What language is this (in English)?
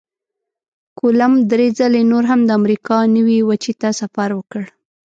Pashto